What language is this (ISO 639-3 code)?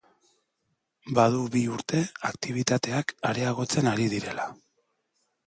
eus